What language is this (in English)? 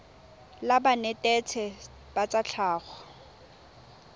Tswana